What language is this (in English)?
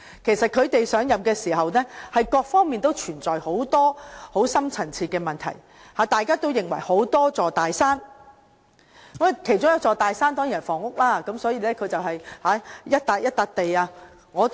Cantonese